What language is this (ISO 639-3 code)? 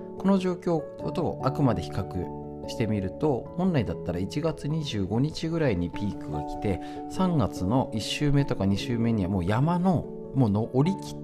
jpn